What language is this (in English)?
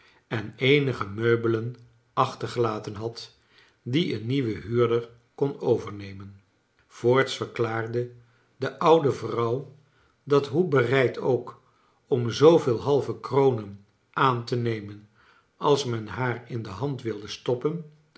Dutch